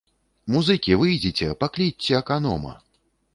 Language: Belarusian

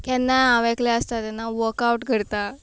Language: Konkani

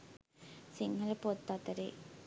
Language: Sinhala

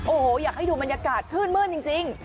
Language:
Thai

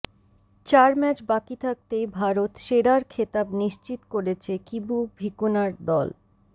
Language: Bangla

